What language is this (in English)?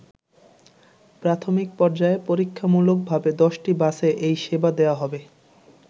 Bangla